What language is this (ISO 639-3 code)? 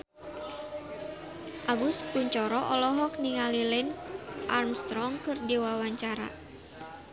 sun